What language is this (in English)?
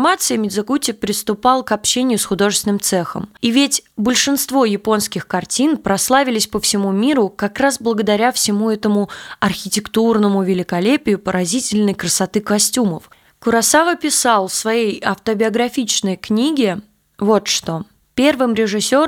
Russian